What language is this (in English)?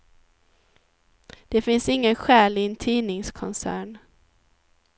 Swedish